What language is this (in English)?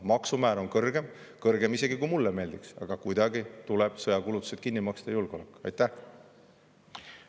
Estonian